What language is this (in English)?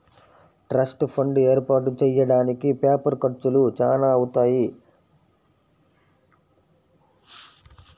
Telugu